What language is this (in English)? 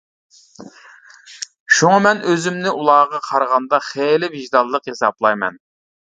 Uyghur